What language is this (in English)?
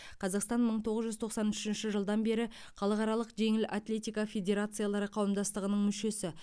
Kazakh